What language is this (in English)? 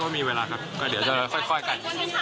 Thai